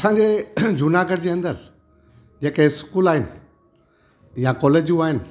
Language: Sindhi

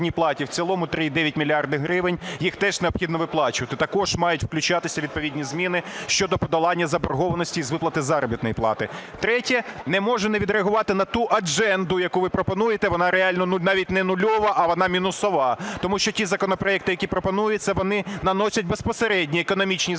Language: Ukrainian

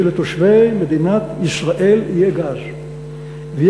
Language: Hebrew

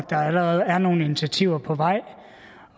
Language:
Danish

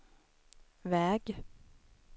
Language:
Swedish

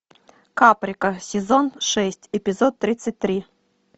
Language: Russian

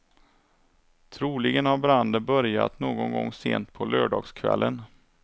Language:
Swedish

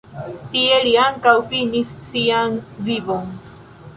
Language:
Esperanto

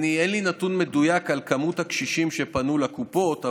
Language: Hebrew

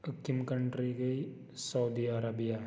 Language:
Kashmiri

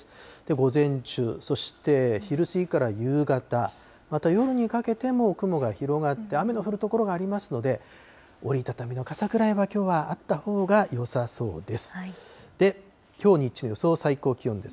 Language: Japanese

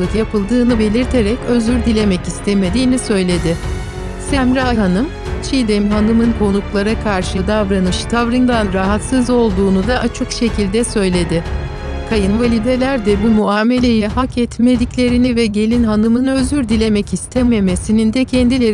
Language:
Turkish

